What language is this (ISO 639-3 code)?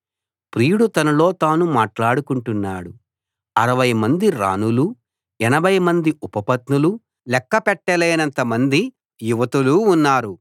tel